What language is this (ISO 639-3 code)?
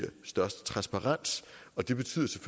dan